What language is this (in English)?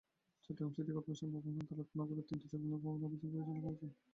Bangla